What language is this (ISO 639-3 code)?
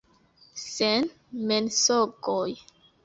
epo